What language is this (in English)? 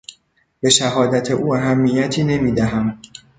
Persian